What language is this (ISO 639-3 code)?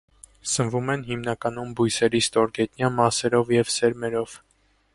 hye